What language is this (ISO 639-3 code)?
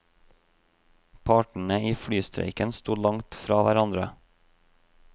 nor